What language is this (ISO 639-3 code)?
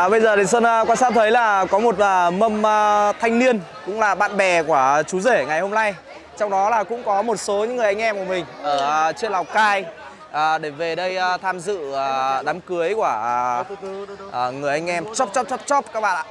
vie